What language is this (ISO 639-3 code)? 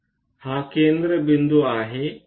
mar